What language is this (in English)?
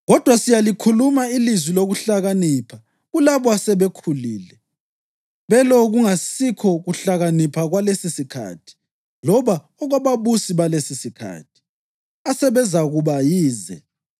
North Ndebele